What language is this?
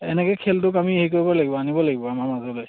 Assamese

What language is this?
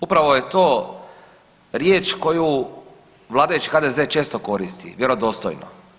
Croatian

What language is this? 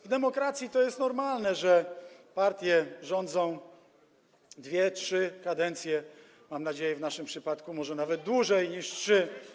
Polish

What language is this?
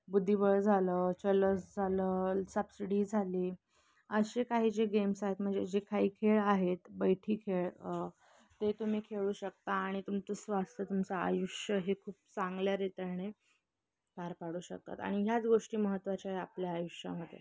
Marathi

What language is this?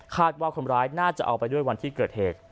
Thai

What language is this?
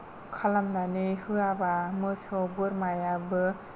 Bodo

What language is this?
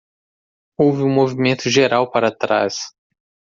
Portuguese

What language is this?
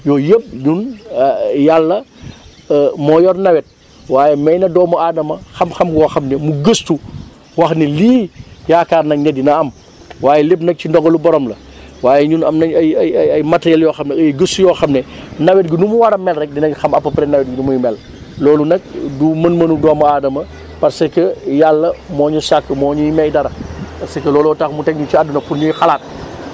Wolof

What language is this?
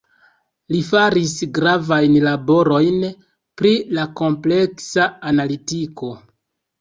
Esperanto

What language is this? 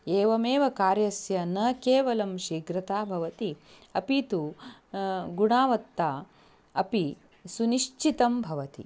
Sanskrit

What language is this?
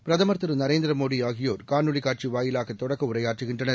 Tamil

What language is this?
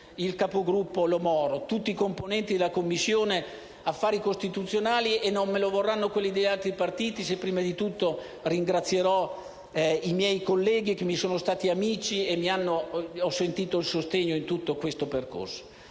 Italian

